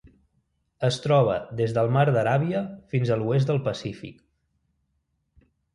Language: Catalan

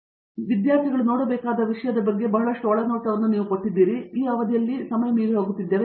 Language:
Kannada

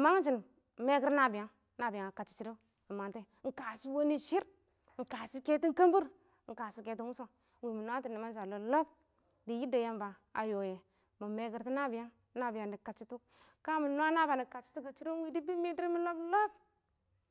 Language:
Awak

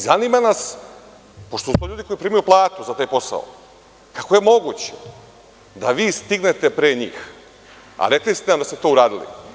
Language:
Serbian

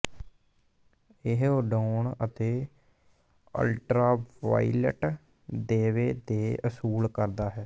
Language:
Punjabi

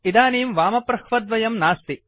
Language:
Sanskrit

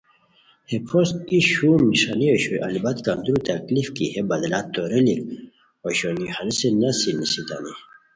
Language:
Khowar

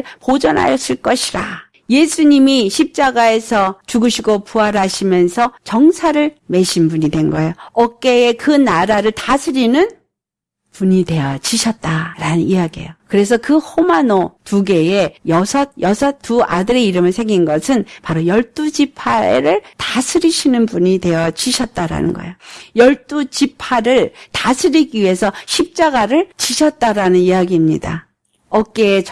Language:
Korean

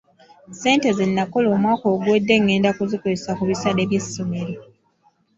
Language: Ganda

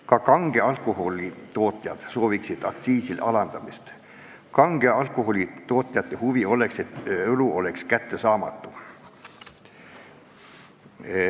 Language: Estonian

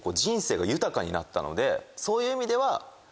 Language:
Japanese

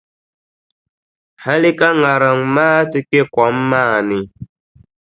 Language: Dagbani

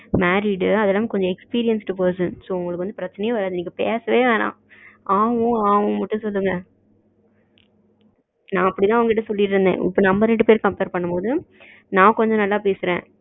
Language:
Tamil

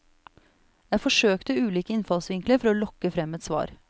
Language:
Norwegian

